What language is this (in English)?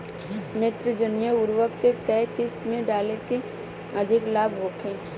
Bhojpuri